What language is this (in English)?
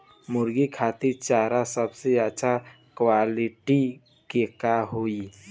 Bhojpuri